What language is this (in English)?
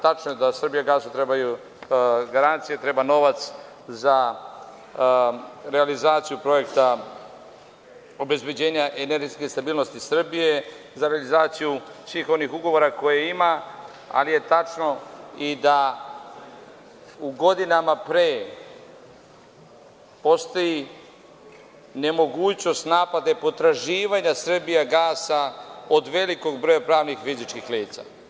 Serbian